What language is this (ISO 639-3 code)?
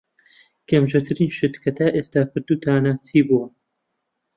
ckb